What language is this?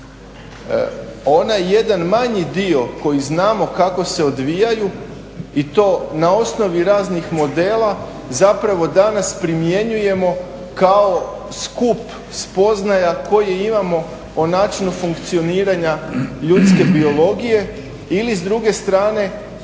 Croatian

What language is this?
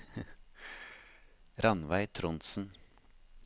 Norwegian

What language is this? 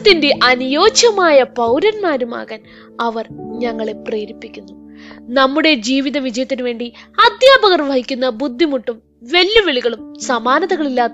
Malayalam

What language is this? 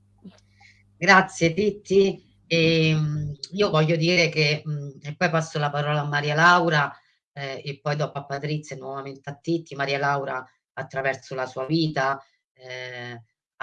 Italian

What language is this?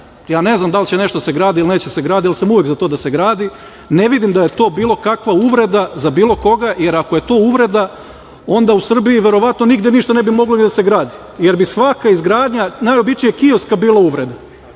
Serbian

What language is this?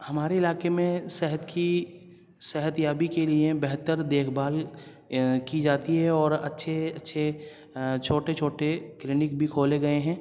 Urdu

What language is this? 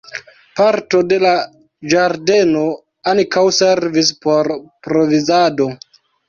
Esperanto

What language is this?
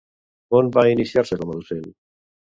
Catalan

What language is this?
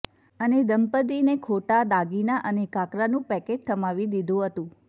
Gujarati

